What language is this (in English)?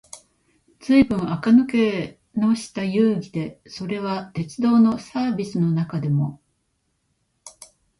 Japanese